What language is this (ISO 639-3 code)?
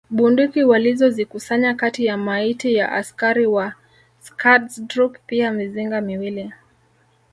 swa